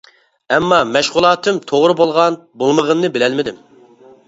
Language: Uyghur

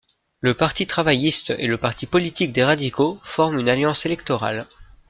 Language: French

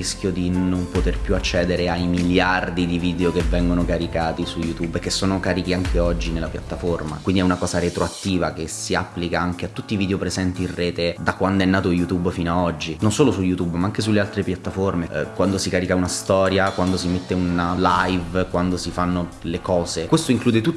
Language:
Italian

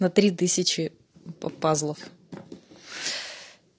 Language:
Russian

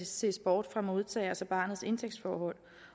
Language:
Danish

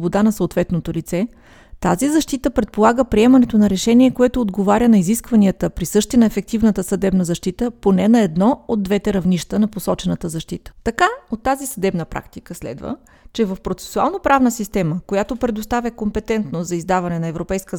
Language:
Bulgarian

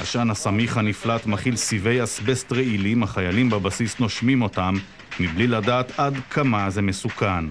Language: Hebrew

